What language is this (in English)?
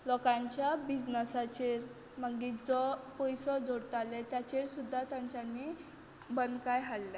Konkani